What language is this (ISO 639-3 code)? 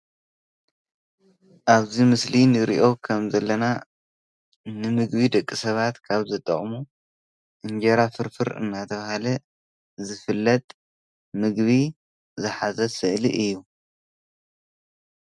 tir